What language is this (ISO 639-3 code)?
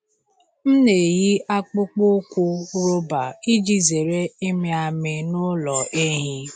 ibo